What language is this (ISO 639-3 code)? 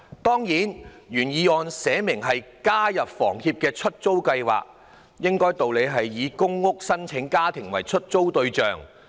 yue